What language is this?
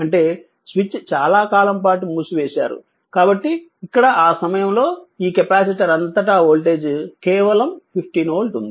Telugu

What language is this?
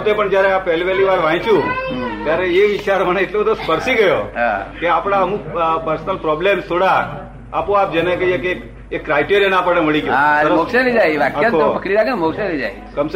Gujarati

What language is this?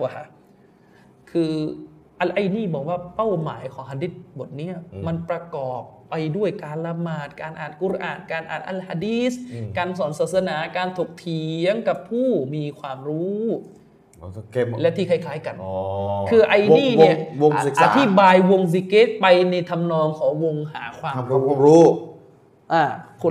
Thai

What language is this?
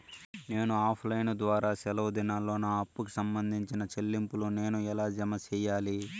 Telugu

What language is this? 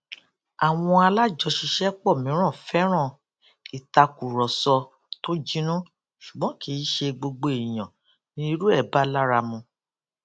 Yoruba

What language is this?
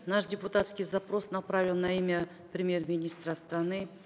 Kazakh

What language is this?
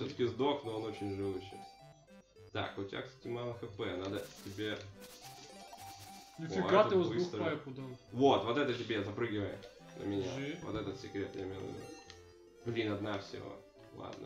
Russian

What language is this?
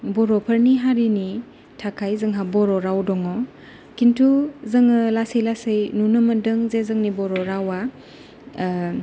Bodo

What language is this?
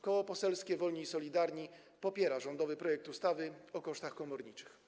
Polish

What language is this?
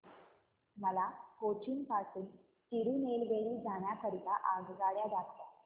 Marathi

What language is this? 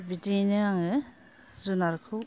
Bodo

